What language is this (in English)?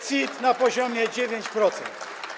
Polish